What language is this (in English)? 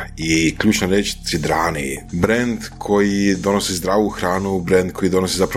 Croatian